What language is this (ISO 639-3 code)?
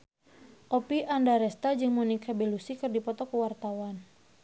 sun